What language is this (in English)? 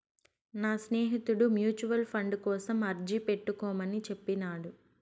Telugu